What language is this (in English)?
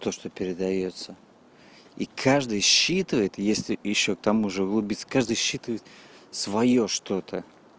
Russian